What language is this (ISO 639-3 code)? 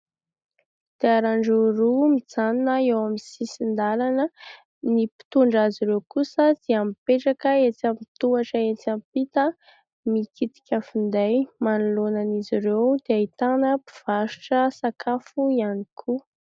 mlg